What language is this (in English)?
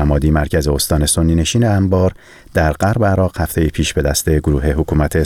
Persian